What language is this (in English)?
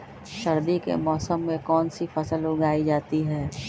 Magahi